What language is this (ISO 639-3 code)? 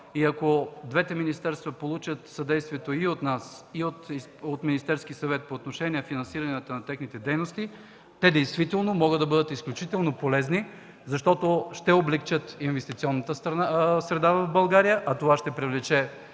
bul